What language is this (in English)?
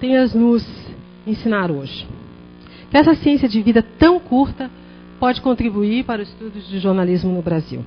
Portuguese